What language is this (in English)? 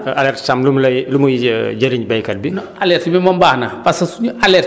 Wolof